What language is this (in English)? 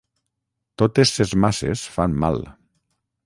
Catalan